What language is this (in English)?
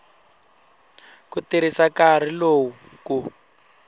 Tsonga